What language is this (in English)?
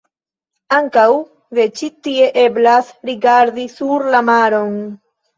Esperanto